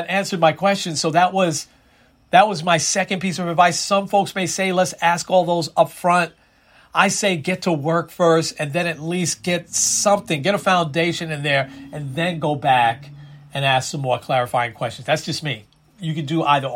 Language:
English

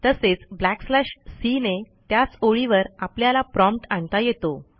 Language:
Marathi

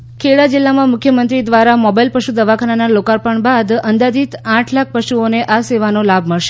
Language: Gujarati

